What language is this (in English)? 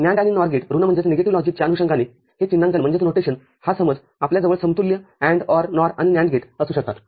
Marathi